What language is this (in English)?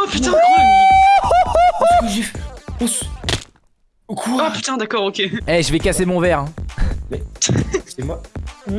French